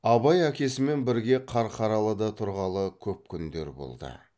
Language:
Kazakh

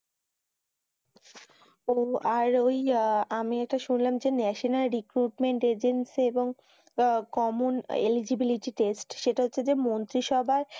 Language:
Bangla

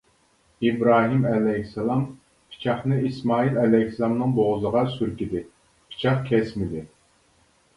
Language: Uyghur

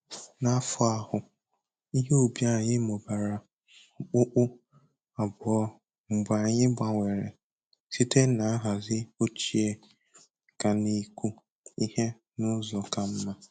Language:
Igbo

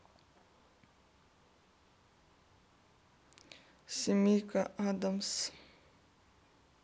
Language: Russian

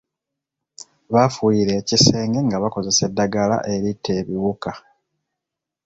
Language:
Ganda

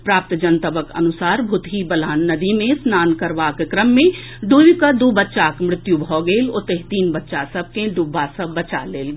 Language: Maithili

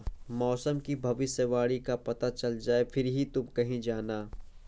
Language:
Hindi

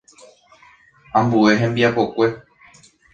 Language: Guarani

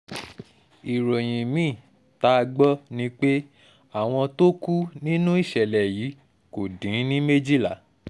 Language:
Yoruba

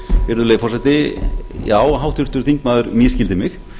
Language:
Icelandic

